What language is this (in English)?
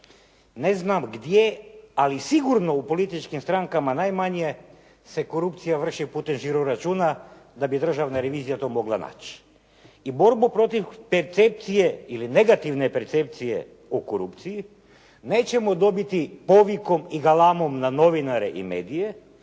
Croatian